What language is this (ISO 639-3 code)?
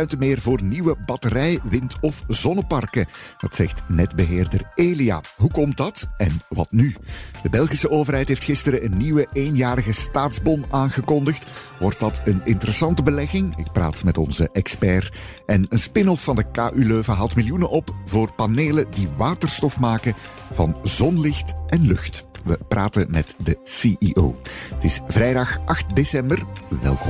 nld